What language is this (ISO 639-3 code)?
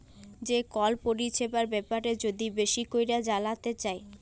ben